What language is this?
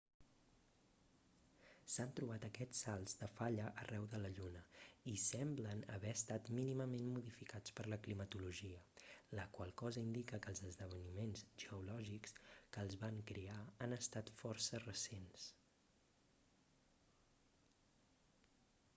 Catalan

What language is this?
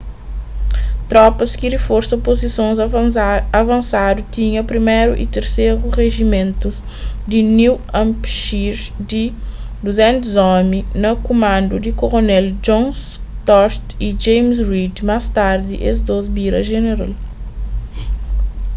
Kabuverdianu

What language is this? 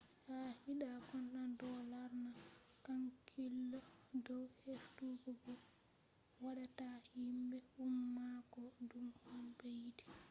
Fula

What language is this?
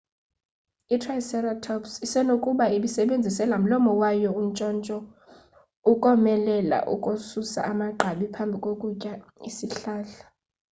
Xhosa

